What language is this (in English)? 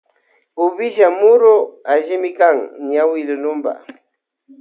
Loja Highland Quichua